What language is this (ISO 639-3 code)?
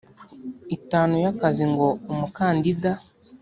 kin